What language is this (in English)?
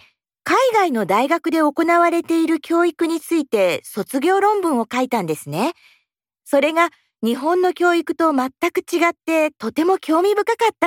Japanese